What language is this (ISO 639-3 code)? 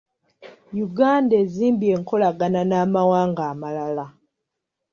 lug